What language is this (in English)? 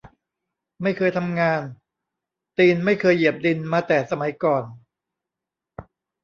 Thai